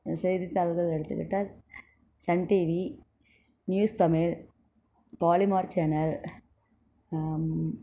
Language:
Tamil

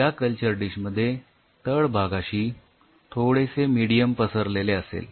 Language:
Marathi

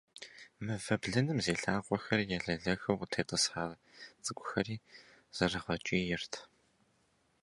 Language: Kabardian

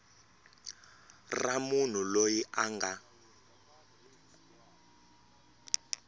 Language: Tsonga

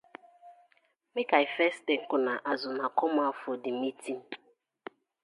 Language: Nigerian Pidgin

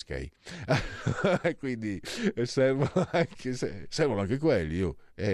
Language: Italian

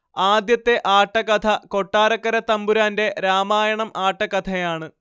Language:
Malayalam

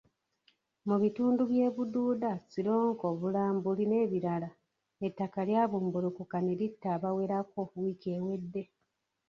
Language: Ganda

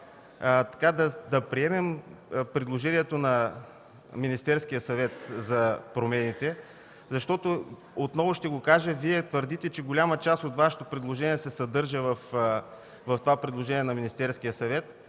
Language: Bulgarian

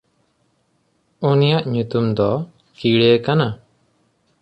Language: Santali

